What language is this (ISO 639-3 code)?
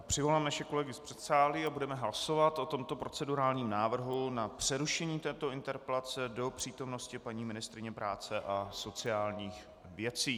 ces